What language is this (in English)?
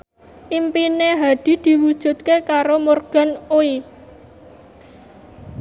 Javanese